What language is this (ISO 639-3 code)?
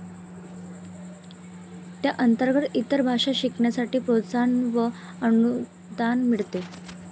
mar